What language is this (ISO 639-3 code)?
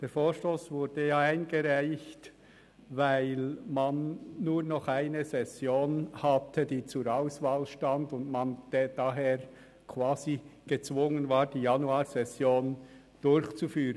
gsw